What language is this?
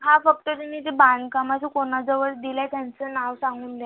Marathi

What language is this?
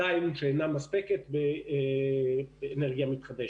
Hebrew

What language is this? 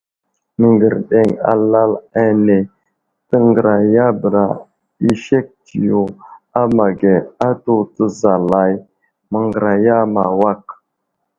Wuzlam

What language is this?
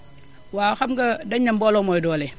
Wolof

